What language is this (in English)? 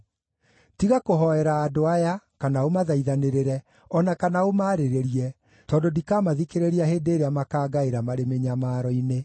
Kikuyu